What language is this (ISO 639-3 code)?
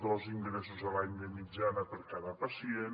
cat